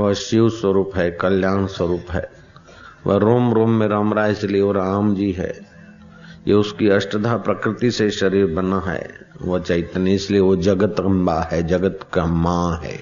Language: Hindi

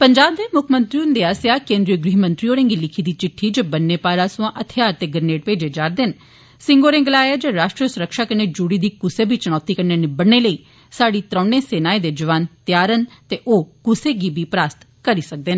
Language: Dogri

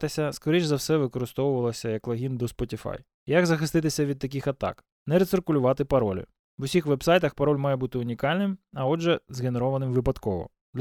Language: Ukrainian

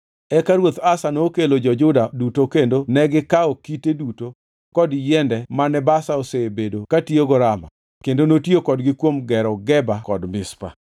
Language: Luo (Kenya and Tanzania)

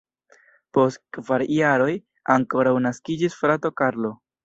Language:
Esperanto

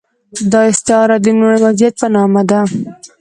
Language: Pashto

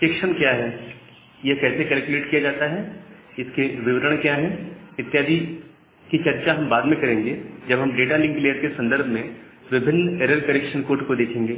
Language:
Hindi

